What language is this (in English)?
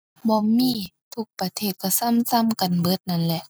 Thai